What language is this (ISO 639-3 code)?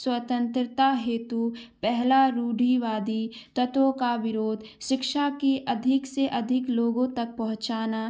hin